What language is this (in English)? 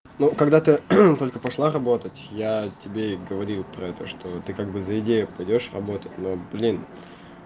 Russian